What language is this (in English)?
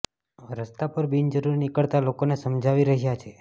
Gujarati